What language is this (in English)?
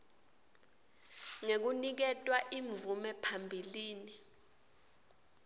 Swati